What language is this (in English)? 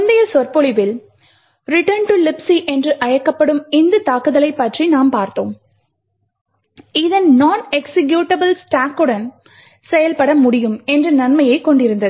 Tamil